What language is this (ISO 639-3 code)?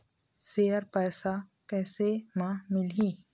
hne